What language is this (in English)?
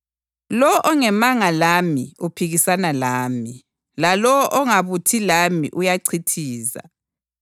North Ndebele